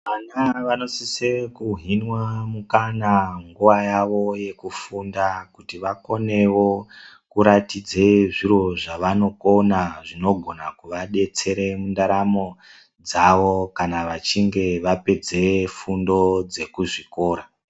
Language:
Ndau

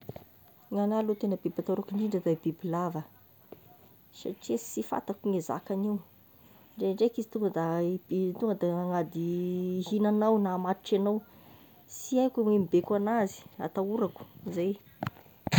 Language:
Tesaka Malagasy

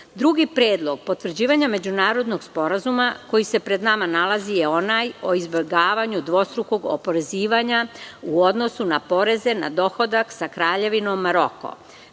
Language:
Serbian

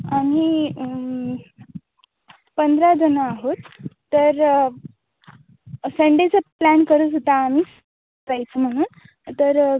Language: Marathi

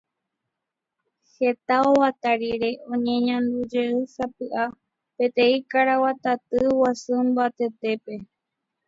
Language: Guarani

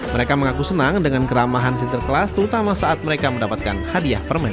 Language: Indonesian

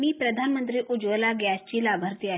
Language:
Marathi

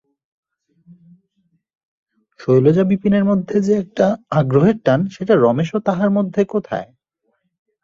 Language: Bangla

